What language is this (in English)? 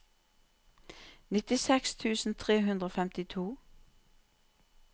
Norwegian